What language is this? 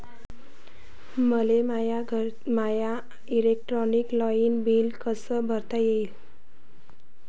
Marathi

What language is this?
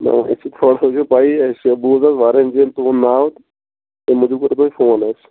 Kashmiri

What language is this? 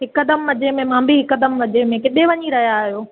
Sindhi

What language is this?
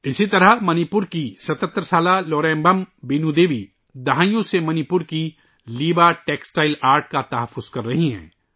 Urdu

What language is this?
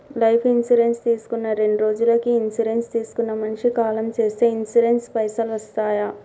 Telugu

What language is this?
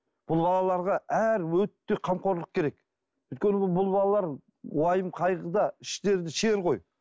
Kazakh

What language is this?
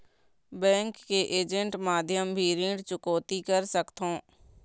Chhattisgarhi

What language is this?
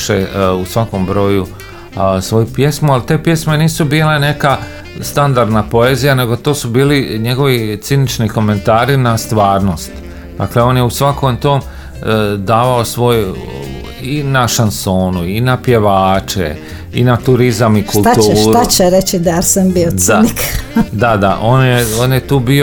Croatian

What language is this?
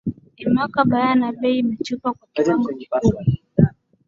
Swahili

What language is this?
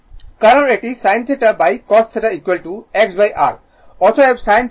Bangla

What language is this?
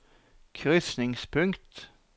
Norwegian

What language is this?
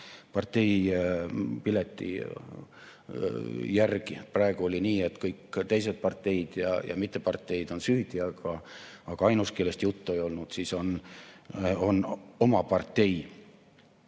Estonian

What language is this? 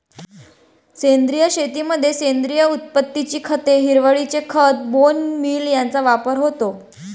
Marathi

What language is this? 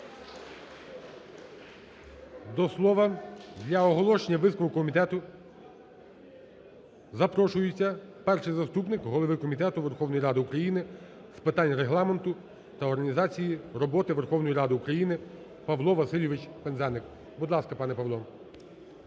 Ukrainian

